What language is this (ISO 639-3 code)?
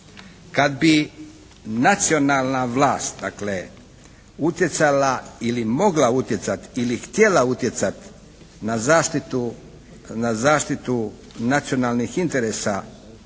hrv